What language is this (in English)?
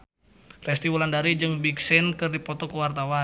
Sundanese